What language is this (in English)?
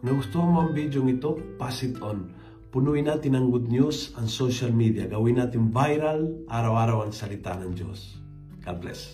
Filipino